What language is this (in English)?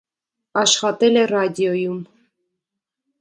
Armenian